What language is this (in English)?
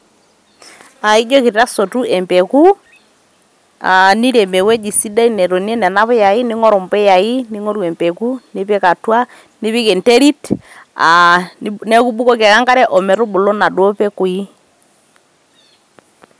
Masai